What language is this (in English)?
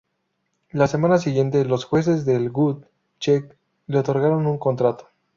Spanish